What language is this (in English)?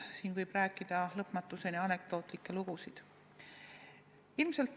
Estonian